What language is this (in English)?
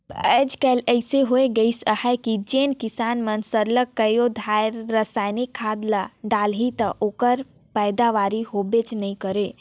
Chhattisgarhi